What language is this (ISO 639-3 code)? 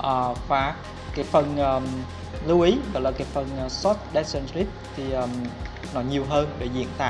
vie